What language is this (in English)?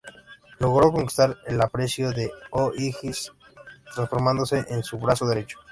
Spanish